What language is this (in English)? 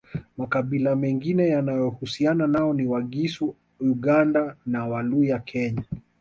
Swahili